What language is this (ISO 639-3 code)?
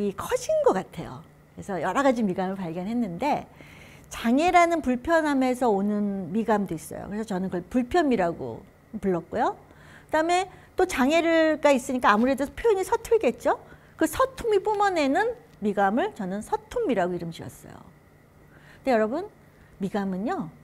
kor